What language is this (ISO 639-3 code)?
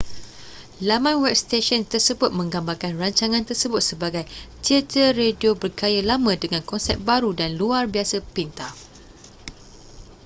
msa